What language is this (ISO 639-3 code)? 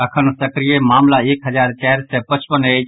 mai